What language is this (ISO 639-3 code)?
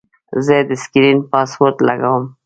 pus